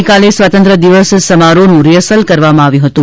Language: Gujarati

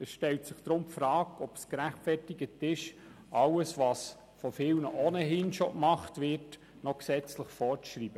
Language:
Swiss German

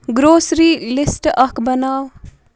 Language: Kashmiri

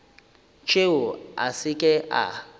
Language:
Northern Sotho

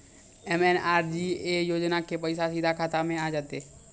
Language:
Maithili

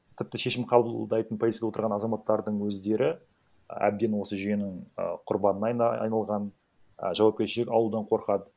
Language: Kazakh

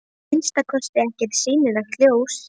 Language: Icelandic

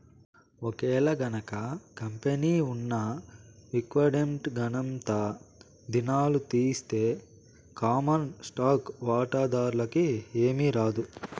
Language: Telugu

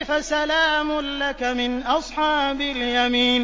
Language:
Arabic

